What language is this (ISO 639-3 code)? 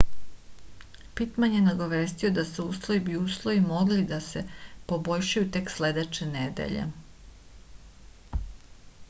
srp